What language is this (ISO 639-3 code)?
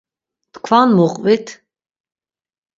lzz